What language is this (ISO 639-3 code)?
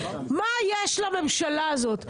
heb